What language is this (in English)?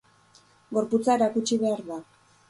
Basque